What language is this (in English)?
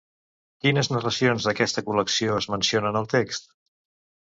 Catalan